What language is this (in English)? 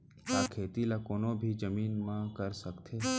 Chhattisgarhi